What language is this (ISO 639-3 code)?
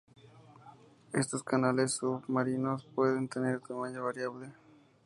spa